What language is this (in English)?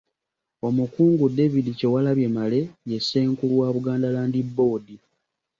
Ganda